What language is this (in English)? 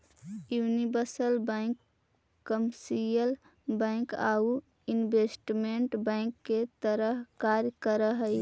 Magahi